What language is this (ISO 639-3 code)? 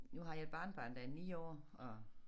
dan